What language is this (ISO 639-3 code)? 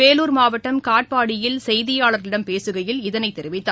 tam